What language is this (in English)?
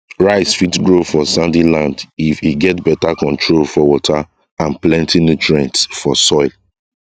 Nigerian Pidgin